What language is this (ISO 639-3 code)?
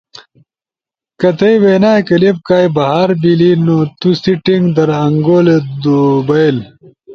ush